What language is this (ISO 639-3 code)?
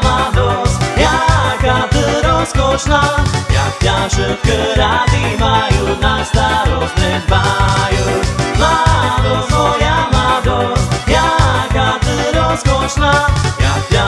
slk